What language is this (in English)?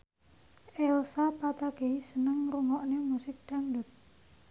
Javanese